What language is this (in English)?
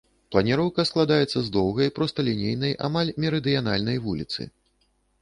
Belarusian